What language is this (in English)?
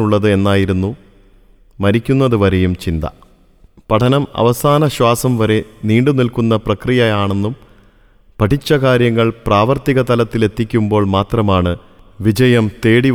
Malayalam